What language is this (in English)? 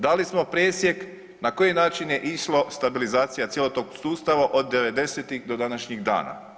Croatian